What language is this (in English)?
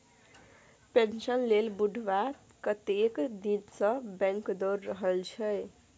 Maithili